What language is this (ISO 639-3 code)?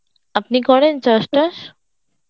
ben